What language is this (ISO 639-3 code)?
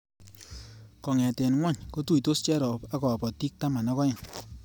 kln